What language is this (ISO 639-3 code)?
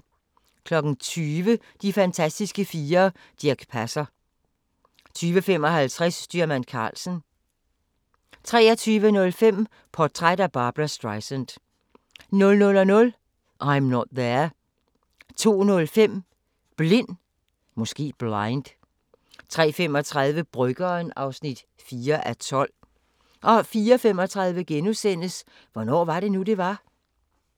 dan